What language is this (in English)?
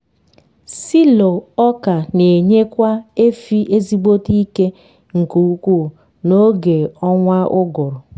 Igbo